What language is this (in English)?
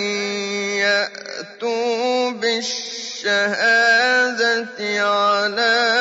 Arabic